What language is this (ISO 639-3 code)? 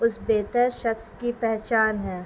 urd